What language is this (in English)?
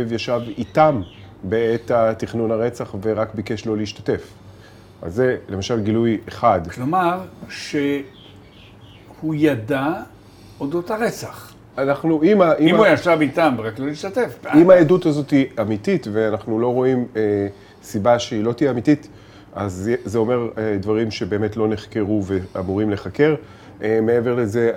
Hebrew